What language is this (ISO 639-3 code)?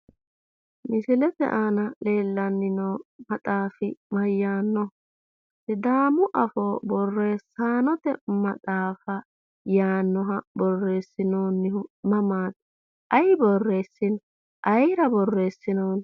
sid